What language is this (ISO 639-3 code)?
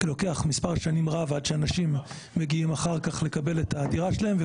heb